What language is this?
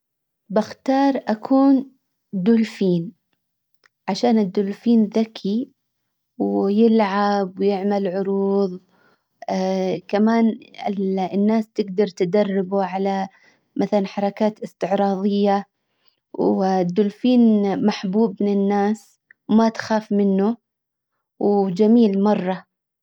Hijazi Arabic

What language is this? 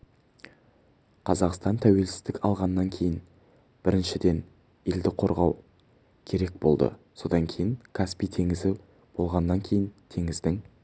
Kazakh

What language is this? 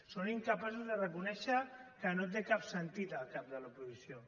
Catalan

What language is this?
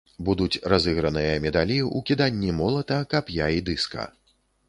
Belarusian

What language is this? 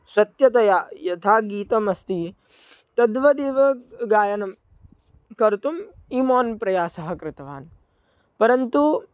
Sanskrit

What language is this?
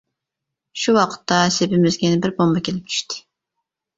Uyghur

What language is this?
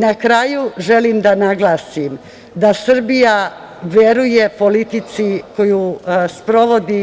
Serbian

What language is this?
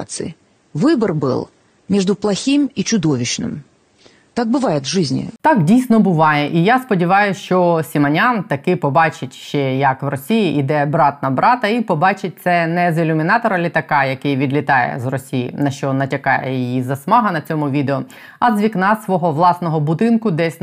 Ukrainian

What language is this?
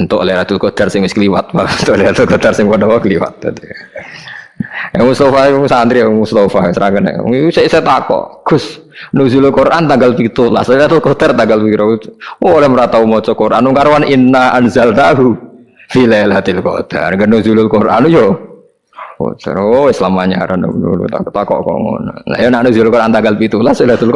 Javanese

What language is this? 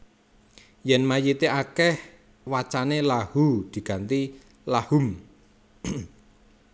Javanese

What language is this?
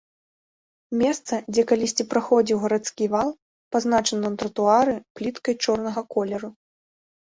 Belarusian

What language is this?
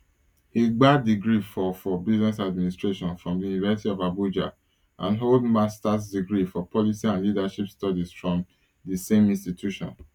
Nigerian Pidgin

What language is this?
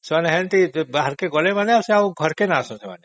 Odia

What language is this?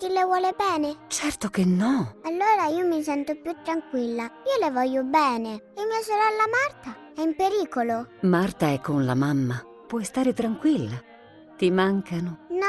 Italian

